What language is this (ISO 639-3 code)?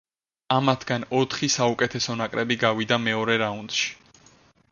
kat